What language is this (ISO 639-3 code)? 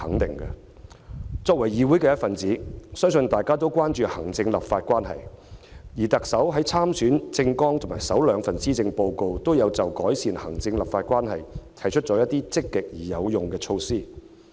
yue